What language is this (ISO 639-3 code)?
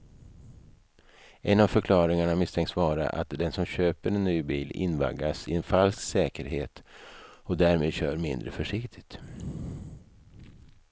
swe